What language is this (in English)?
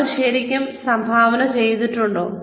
Malayalam